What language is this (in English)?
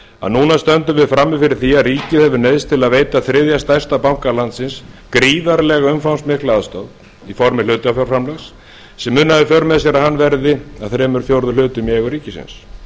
Icelandic